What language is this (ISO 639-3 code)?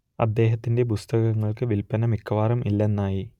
mal